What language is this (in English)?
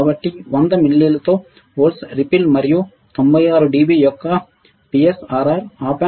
Telugu